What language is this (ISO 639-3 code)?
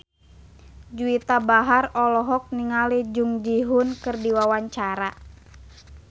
sun